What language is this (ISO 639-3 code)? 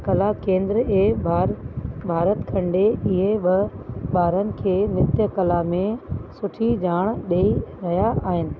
snd